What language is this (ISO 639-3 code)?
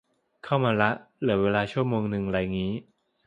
tha